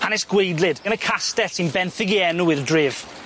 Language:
Welsh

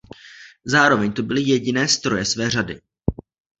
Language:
Czech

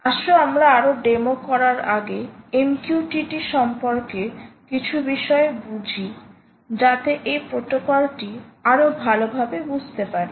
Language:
Bangla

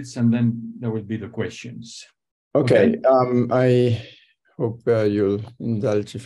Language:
English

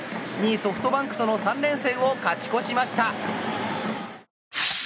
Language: Japanese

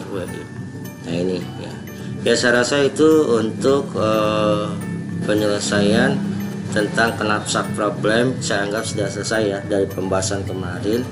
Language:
Indonesian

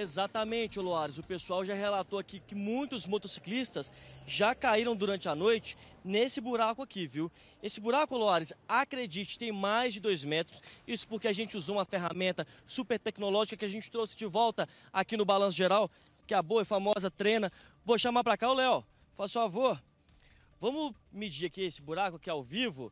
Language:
Portuguese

